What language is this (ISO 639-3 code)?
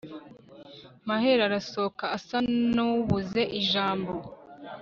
kin